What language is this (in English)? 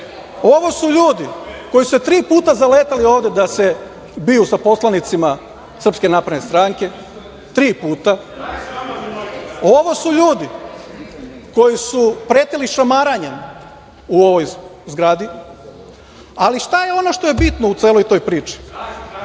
Serbian